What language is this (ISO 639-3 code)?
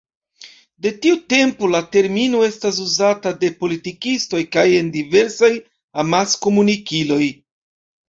epo